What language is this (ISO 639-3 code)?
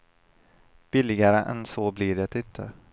swe